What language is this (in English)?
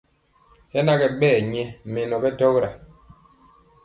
Mpiemo